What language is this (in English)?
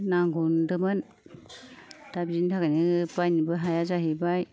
Bodo